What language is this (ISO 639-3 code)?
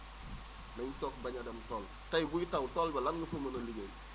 wol